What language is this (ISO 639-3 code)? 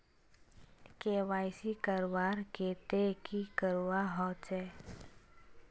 mag